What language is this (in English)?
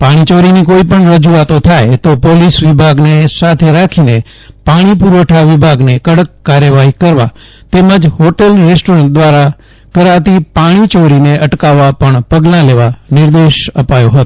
Gujarati